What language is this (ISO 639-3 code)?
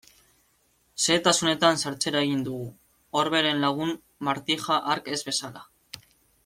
eus